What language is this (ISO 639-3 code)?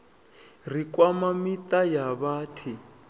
ven